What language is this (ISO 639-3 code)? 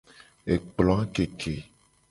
gej